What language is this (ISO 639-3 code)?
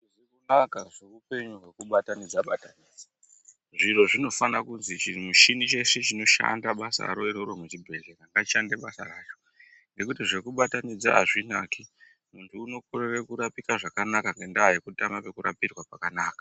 ndc